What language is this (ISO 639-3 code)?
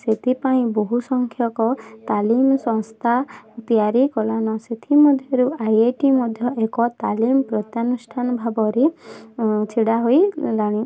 ori